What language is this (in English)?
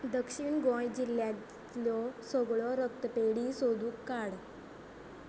Konkani